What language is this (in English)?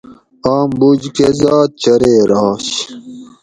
Gawri